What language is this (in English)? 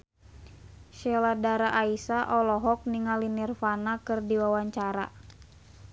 Sundanese